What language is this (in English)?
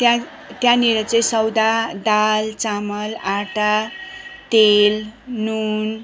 Nepali